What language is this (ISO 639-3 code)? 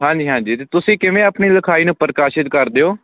pan